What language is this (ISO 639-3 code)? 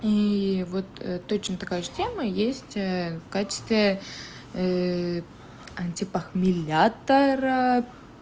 rus